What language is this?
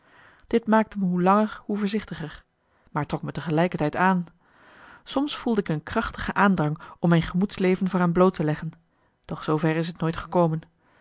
Dutch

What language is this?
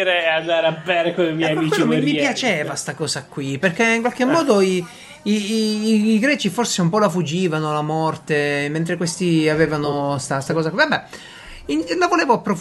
Italian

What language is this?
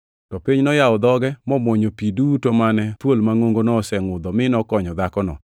Luo (Kenya and Tanzania)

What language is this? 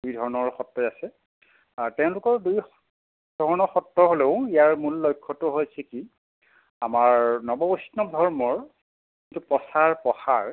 Assamese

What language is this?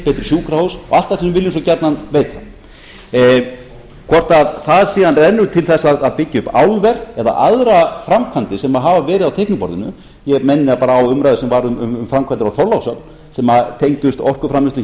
Icelandic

